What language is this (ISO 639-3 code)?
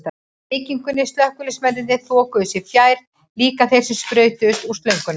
isl